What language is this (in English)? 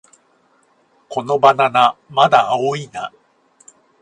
Japanese